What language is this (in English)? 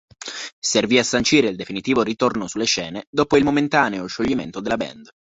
Italian